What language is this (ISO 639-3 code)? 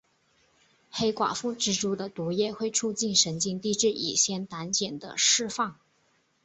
zho